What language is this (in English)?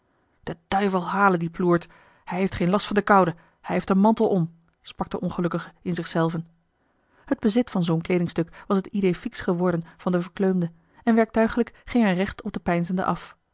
Dutch